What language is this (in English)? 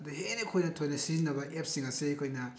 Manipuri